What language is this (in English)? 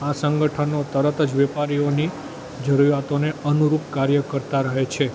Gujarati